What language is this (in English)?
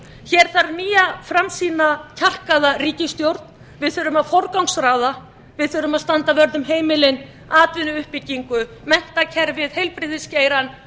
Icelandic